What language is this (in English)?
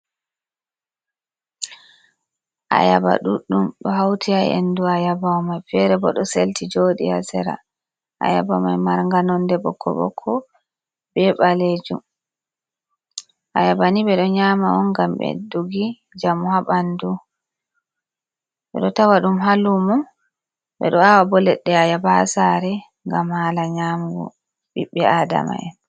Fula